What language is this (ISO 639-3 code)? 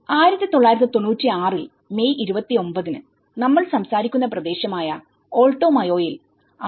mal